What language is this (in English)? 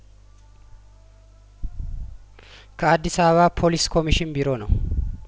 Amharic